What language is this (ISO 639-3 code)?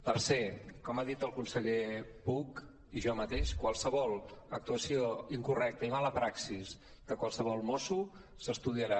cat